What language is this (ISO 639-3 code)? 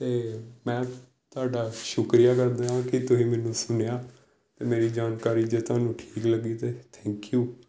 pan